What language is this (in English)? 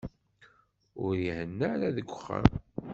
Kabyle